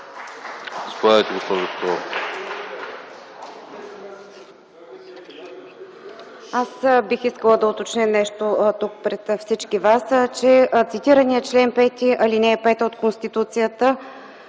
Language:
Bulgarian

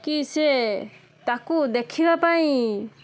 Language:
Odia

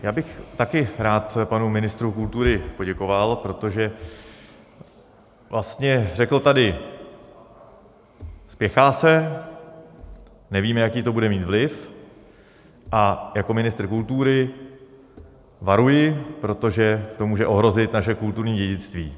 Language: Czech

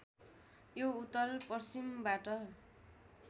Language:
Nepali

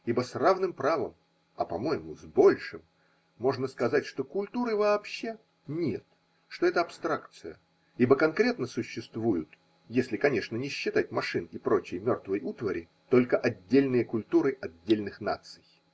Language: Russian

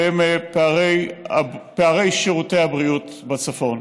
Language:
Hebrew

